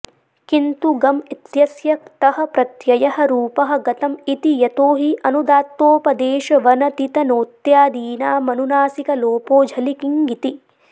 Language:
Sanskrit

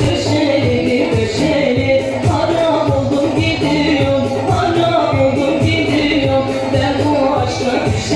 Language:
Turkish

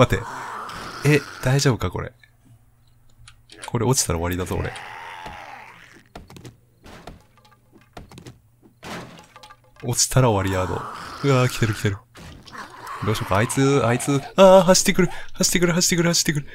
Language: Japanese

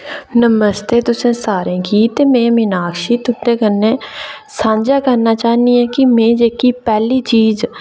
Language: Dogri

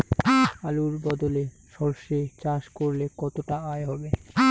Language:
Bangla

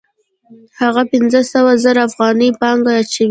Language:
Pashto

